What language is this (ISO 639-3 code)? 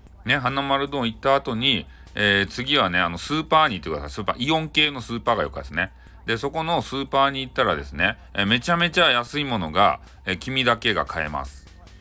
jpn